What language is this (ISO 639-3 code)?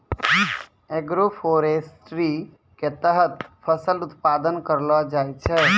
mai